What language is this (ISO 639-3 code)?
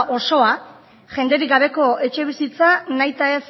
eus